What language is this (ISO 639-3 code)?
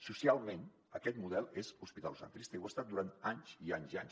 cat